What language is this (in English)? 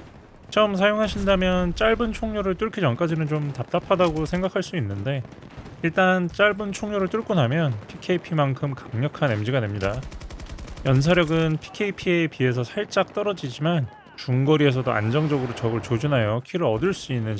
Korean